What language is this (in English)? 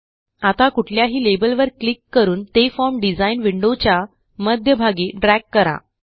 Marathi